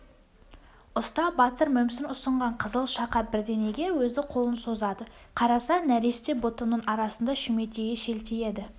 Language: Kazakh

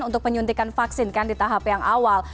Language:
Indonesian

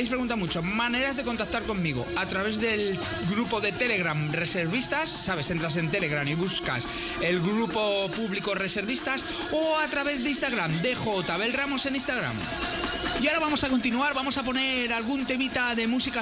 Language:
Spanish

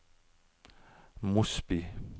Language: Norwegian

